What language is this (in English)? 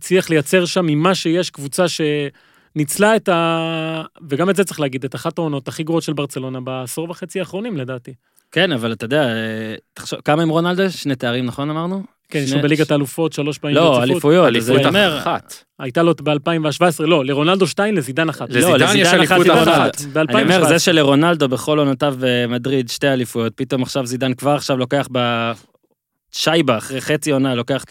Hebrew